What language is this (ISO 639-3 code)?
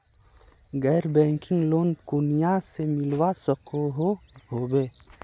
mag